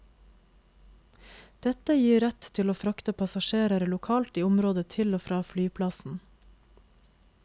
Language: Norwegian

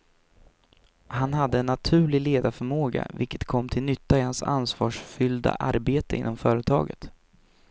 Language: Swedish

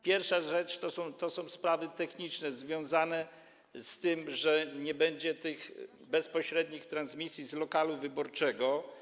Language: Polish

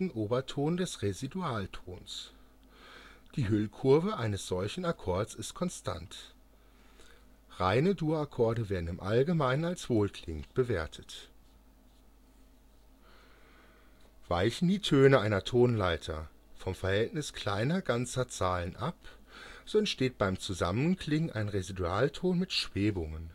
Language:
German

